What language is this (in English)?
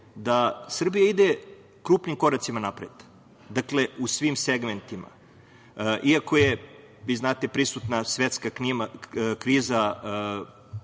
Serbian